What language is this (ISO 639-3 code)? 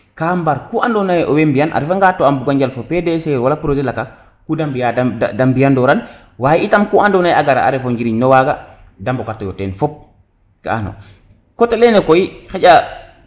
srr